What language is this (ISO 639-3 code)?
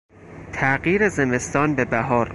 fas